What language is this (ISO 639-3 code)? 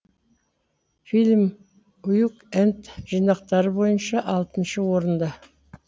kaz